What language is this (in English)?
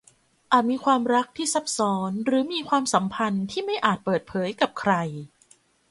Thai